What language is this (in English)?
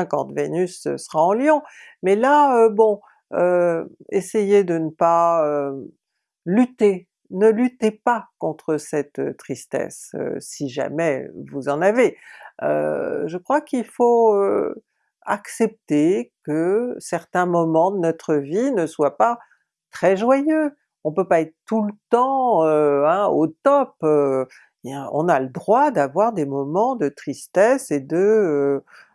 French